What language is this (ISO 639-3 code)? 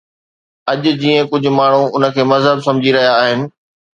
snd